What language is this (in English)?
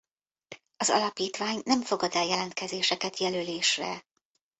Hungarian